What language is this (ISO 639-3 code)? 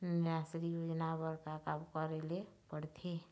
hne